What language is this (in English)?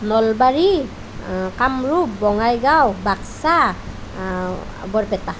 Assamese